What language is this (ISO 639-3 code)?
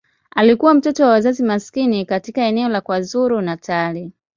swa